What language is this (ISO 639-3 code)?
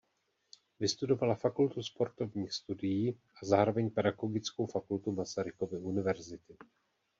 ces